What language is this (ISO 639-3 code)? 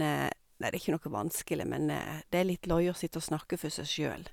nor